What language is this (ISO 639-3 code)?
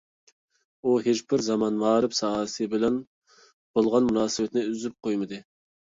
uig